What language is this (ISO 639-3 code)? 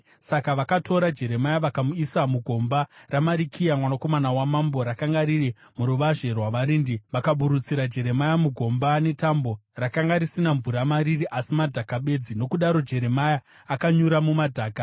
sna